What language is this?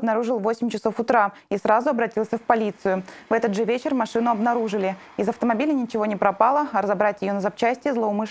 Russian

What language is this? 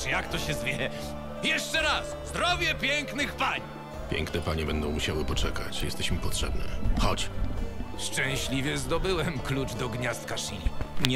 Polish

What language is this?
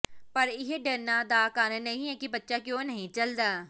Punjabi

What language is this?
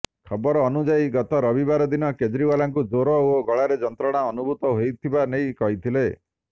Odia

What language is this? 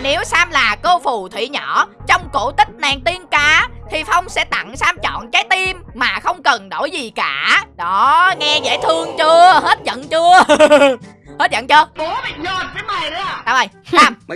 Vietnamese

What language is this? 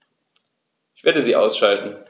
German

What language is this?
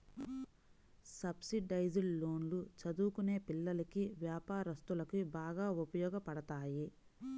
Telugu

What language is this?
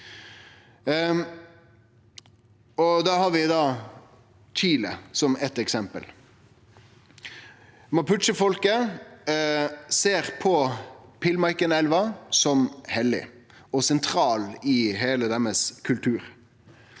Norwegian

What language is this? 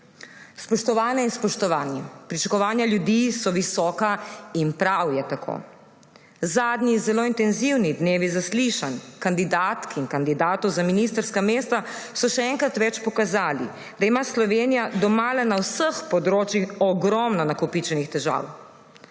Slovenian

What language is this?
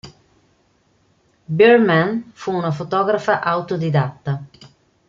Italian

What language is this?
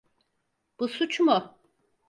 Turkish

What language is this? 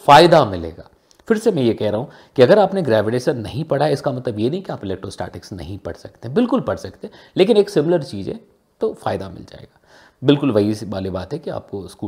Hindi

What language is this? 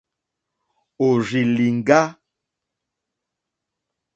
Mokpwe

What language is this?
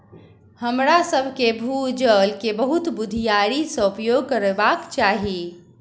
Maithili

